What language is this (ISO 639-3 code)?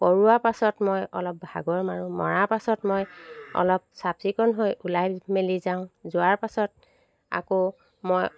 asm